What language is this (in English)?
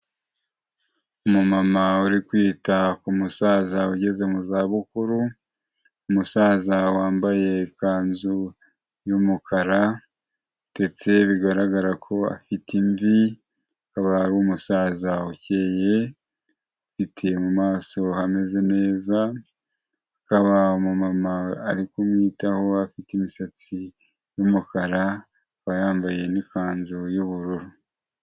Kinyarwanda